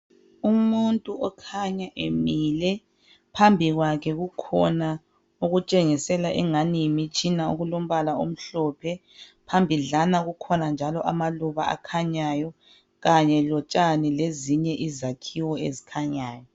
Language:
North Ndebele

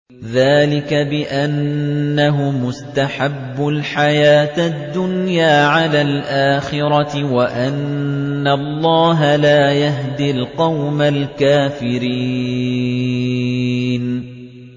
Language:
Arabic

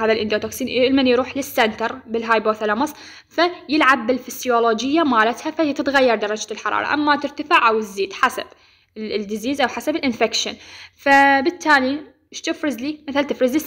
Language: Arabic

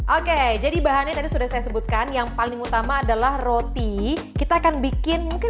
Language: Indonesian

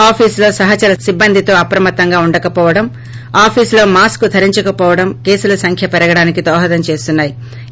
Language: Telugu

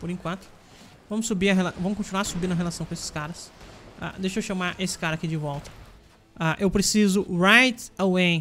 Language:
Portuguese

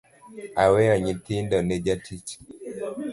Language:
Luo (Kenya and Tanzania)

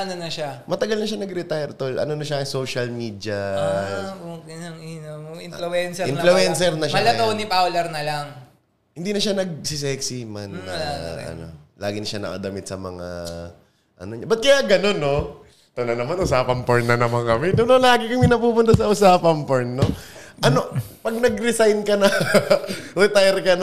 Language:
Filipino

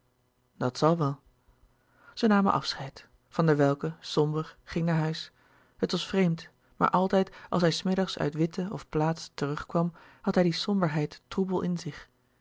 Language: Dutch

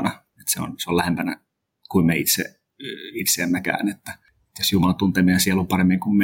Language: Finnish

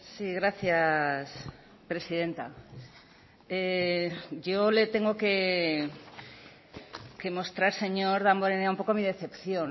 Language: Spanish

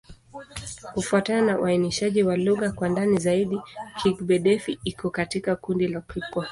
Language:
Swahili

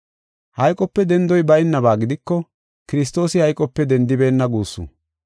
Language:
Gofa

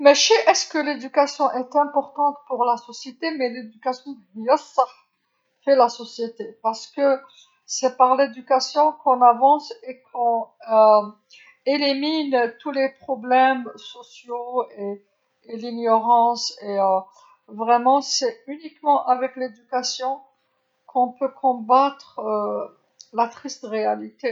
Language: Algerian Arabic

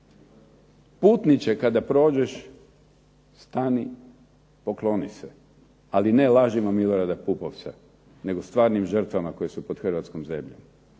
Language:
Croatian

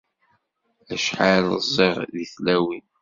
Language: Kabyle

